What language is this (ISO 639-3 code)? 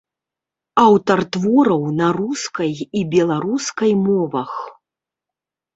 bel